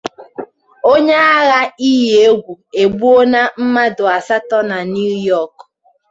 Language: Igbo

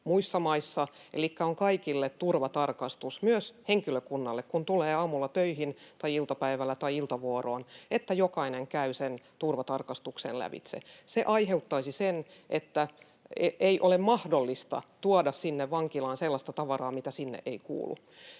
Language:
Finnish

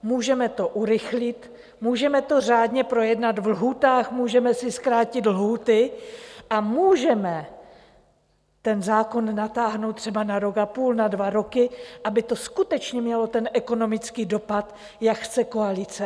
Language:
Czech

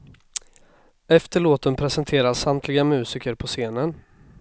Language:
Swedish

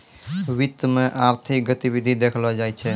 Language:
Maithili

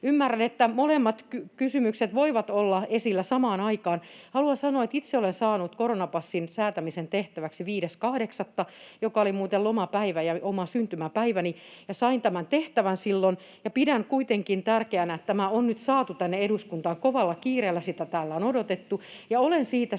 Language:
Finnish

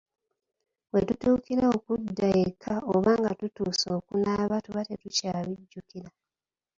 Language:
Ganda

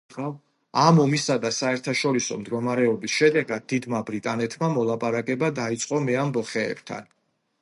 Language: Georgian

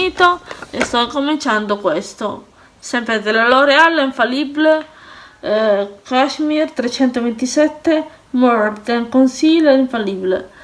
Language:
Italian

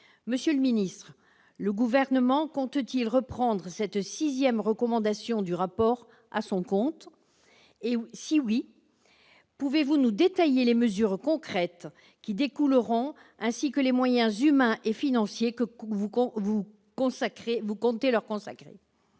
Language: French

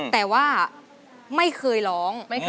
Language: Thai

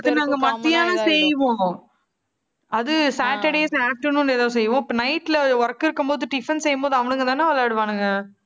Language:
Tamil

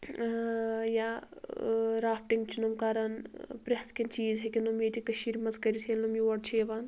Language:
Kashmiri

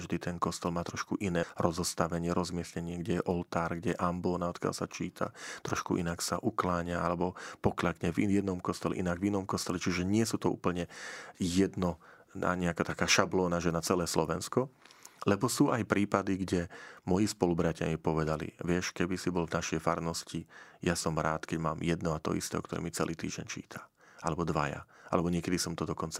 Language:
Slovak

